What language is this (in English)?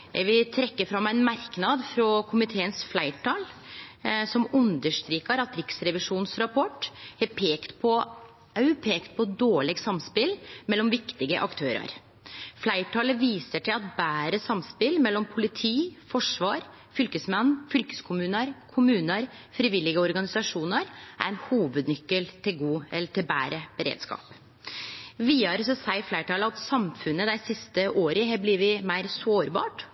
Norwegian Nynorsk